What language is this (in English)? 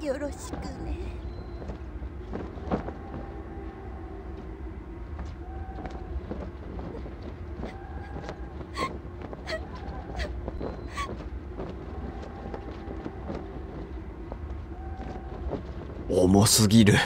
Japanese